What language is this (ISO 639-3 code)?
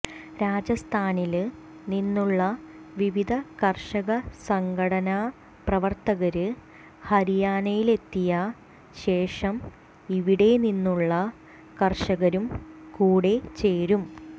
mal